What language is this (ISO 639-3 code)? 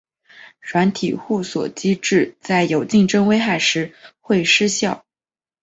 zho